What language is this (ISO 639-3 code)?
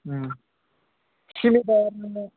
brx